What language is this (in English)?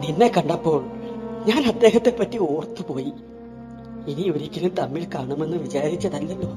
Malayalam